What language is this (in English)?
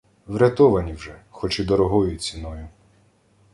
Ukrainian